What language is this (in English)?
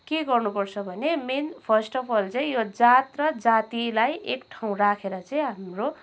Nepali